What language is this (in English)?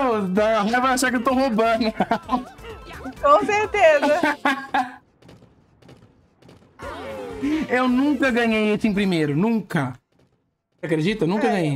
Portuguese